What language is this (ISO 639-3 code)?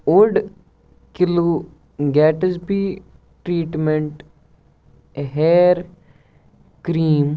kas